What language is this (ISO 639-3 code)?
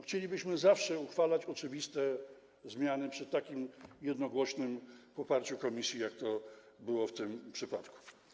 pol